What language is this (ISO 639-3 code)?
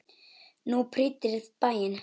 isl